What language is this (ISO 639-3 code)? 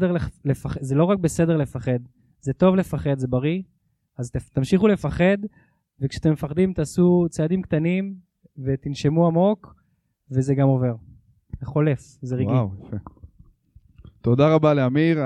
heb